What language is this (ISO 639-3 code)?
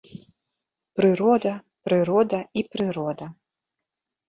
bel